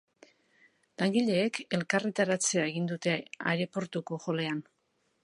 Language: Basque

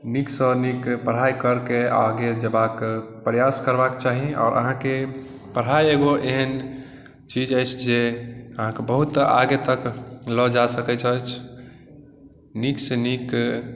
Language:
Maithili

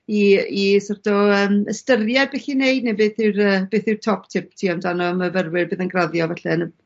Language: Welsh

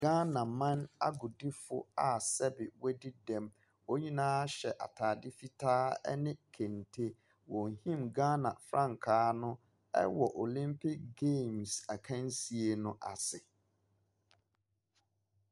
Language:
Akan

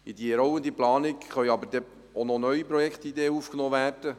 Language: Swiss German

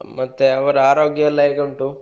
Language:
Kannada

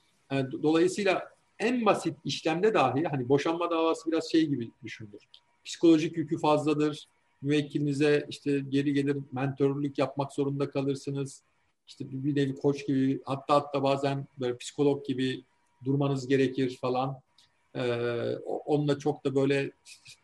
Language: Turkish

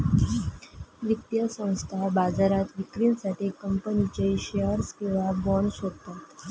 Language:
Marathi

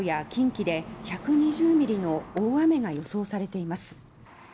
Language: Japanese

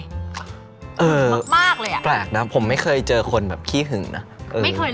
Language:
Thai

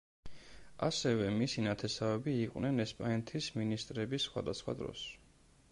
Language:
Georgian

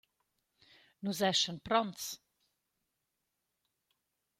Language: Romansh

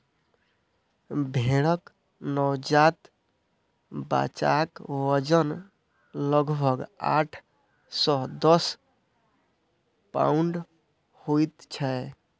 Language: Maithili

